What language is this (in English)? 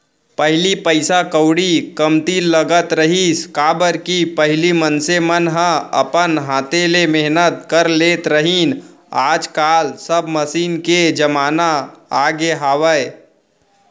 Chhattisgarhi